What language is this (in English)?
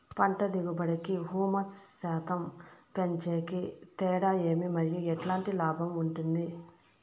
Telugu